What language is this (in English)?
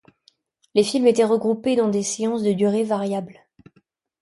French